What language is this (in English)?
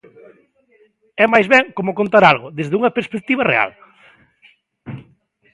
Galician